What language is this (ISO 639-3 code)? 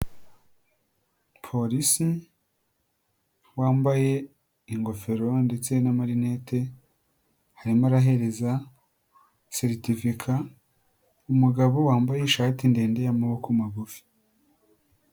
kin